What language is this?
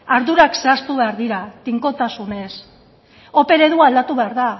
Basque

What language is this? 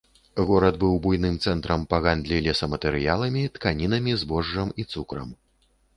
Belarusian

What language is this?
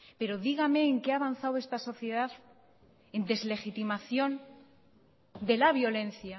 Spanish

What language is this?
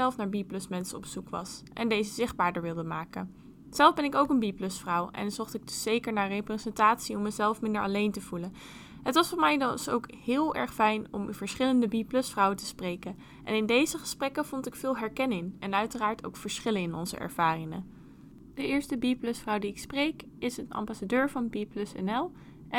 Dutch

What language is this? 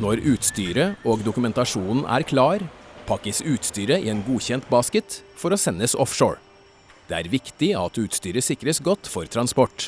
Norwegian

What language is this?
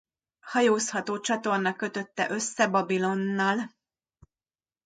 Hungarian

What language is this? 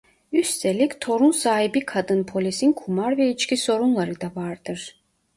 Turkish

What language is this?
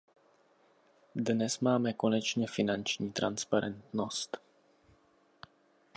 Czech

